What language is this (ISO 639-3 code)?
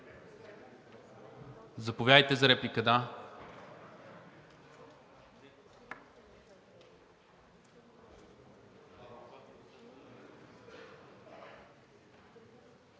bul